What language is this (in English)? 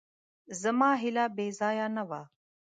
Pashto